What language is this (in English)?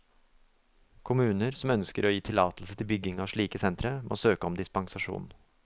Norwegian